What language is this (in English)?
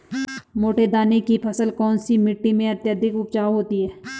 Hindi